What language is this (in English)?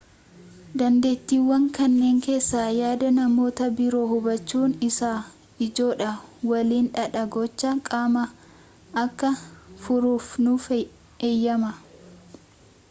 Oromo